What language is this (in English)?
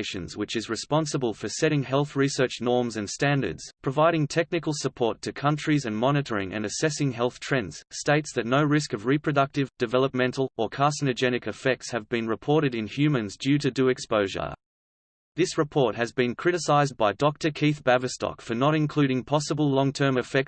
English